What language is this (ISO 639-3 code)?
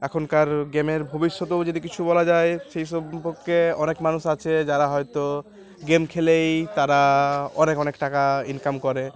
ben